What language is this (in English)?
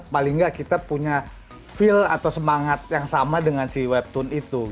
Indonesian